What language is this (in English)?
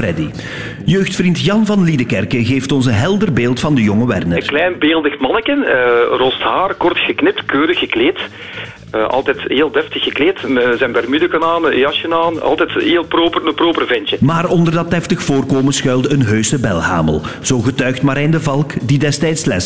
Dutch